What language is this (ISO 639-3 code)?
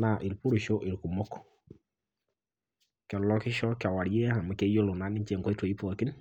mas